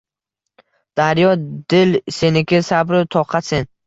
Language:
Uzbek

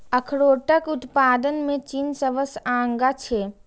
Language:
Maithili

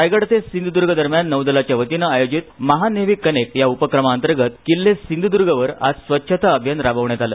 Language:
Marathi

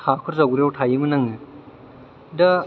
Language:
Bodo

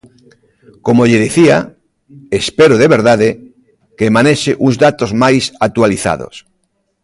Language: Galician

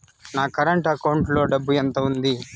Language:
Telugu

